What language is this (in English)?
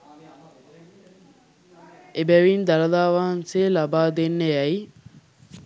Sinhala